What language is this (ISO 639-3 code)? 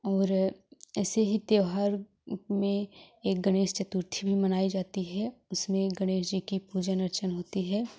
hin